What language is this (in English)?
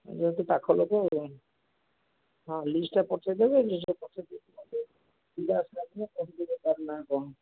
Odia